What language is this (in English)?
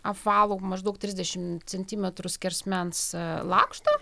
Lithuanian